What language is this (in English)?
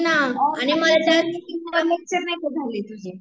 Marathi